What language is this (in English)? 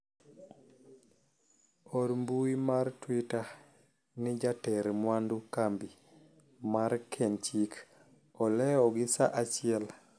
Luo (Kenya and Tanzania)